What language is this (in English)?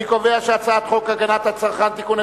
Hebrew